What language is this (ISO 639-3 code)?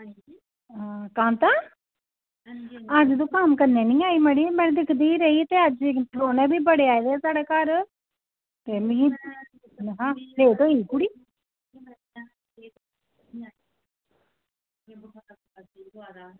doi